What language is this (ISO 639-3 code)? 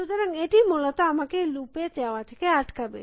ben